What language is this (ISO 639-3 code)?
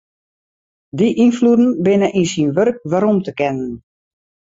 fry